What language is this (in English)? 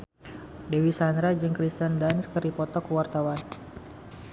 Sundanese